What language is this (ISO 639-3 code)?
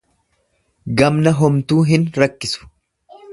orm